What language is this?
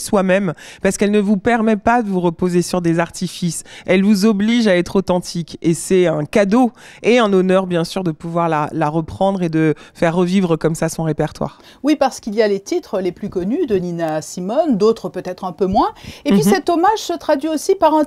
French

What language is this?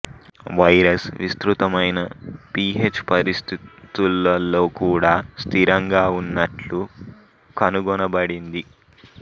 Telugu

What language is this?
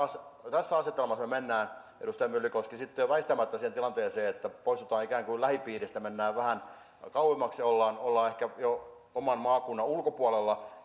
Finnish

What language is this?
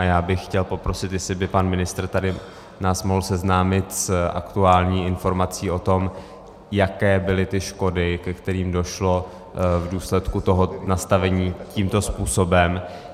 Czech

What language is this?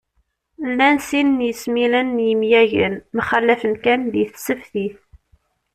Kabyle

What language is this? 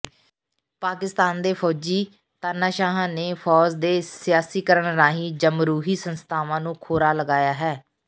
Punjabi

